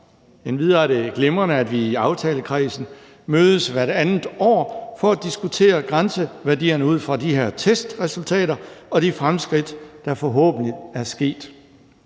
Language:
Danish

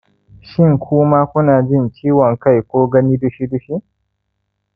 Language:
Hausa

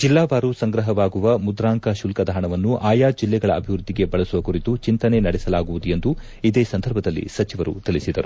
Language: Kannada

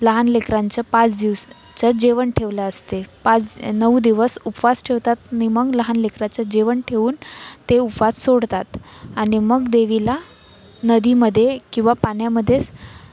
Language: Marathi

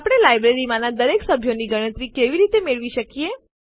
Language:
Gujarati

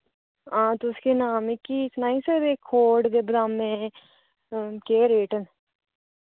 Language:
Dogri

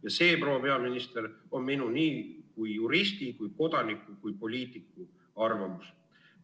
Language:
Estonian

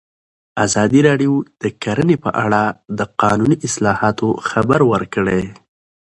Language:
Pashto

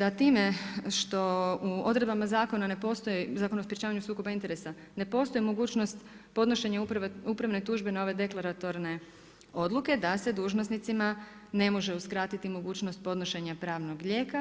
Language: Croatian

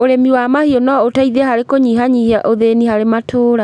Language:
Kikuyu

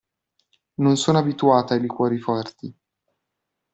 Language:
Italian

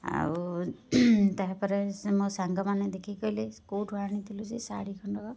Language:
Odia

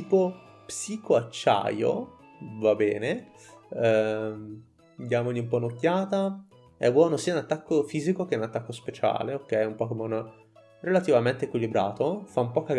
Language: Italian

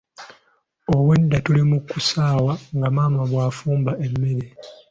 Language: Ganda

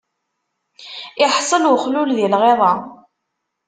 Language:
Kabyle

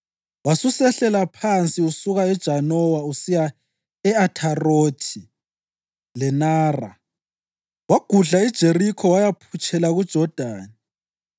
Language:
North Ndebele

